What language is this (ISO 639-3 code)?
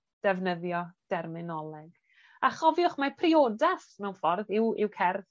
cym